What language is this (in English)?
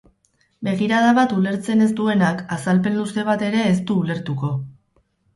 Basque